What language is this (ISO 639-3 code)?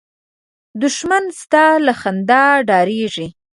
pus